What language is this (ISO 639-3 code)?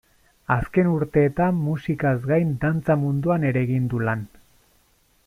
eus